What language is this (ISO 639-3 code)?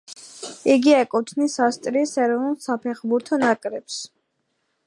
kat